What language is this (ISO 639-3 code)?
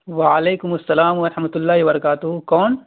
urd